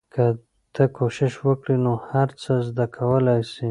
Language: Pashto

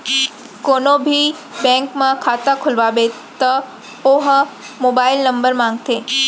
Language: Chhattisgarhi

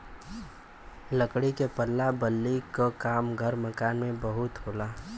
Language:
Bhojpuri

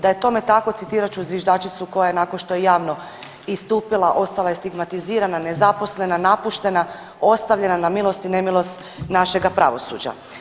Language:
Croatian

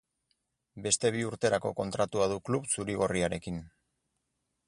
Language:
Basque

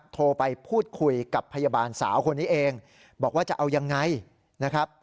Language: Thai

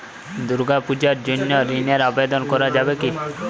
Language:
Bangla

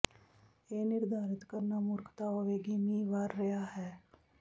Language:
Punjabi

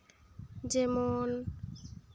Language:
Santali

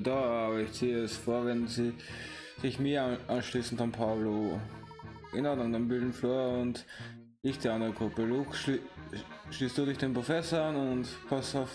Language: German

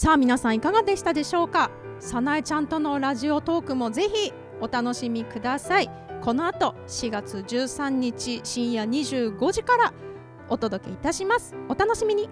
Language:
Japanese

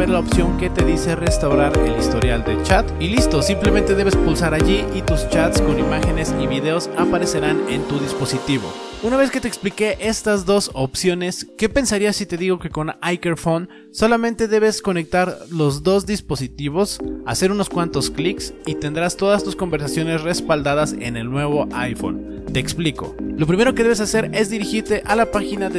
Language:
Spanish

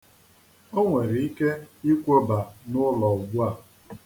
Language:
Igbo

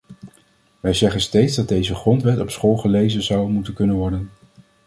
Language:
Dutch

